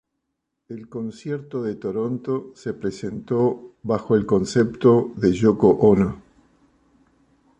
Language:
Spanish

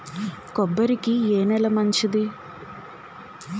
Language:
Telugu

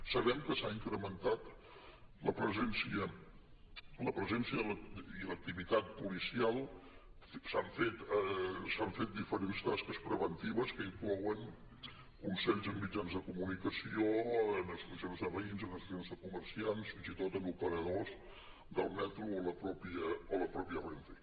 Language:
Catalan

